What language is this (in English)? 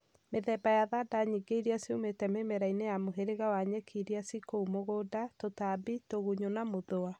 Kikuyu